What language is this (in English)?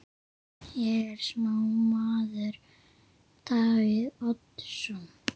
Icelandic